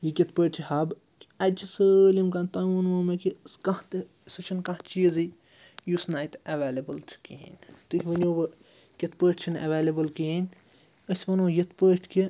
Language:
Kashmiri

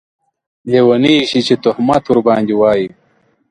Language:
Pashto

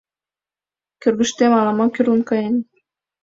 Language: Mari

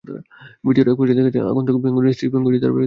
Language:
Bangla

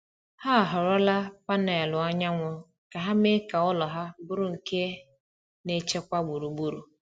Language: Igbo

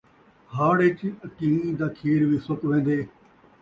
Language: Saraiki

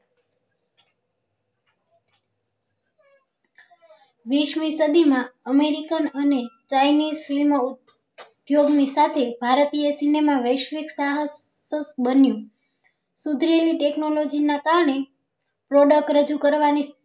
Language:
Gujarati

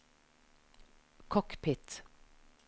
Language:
Norwegian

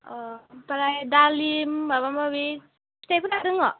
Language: Bodo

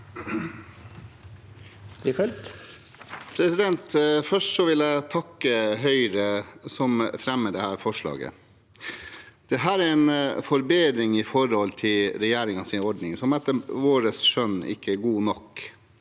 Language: Norwegian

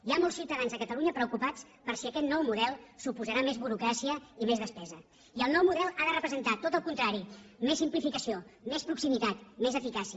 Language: Catalan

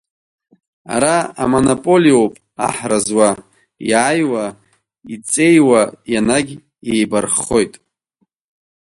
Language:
Abkhazian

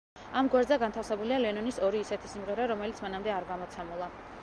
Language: Georgian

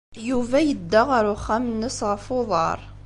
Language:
Kabyle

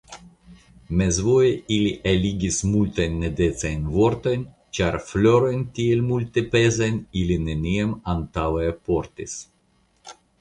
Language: Esperanto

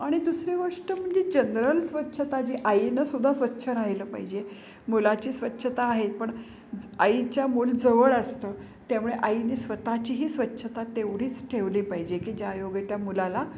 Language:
Marathi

